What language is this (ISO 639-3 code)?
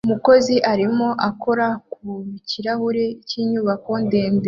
kin